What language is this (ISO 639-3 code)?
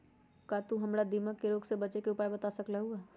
mag